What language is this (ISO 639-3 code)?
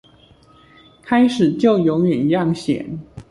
zho